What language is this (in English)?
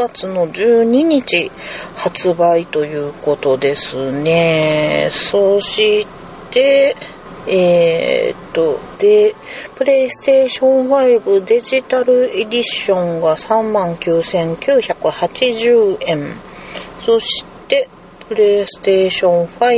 Japanese